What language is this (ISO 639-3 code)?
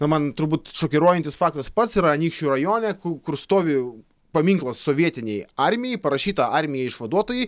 lit